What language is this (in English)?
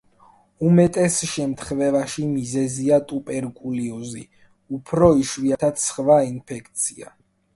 Georgian